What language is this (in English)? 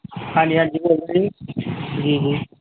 Punjabi